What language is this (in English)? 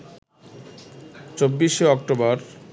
Bangla